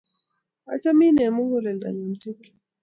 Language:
Kalenjin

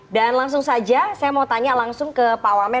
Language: Indonesian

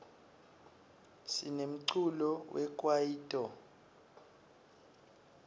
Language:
Swati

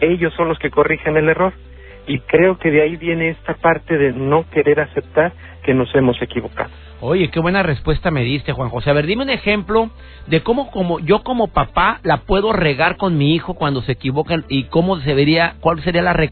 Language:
Spanish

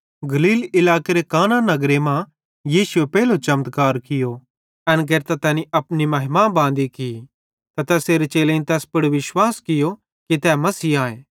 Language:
Bhadrawahi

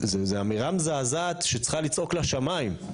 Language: Hebrew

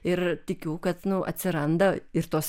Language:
Lithuanian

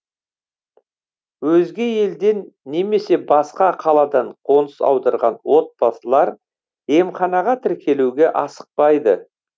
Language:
Kazakh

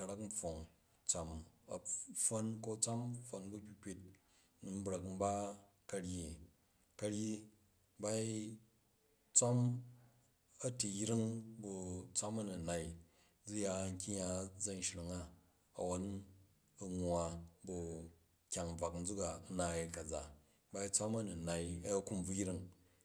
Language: Jju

